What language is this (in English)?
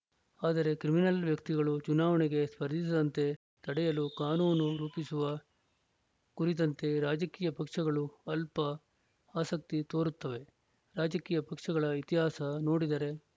Kannada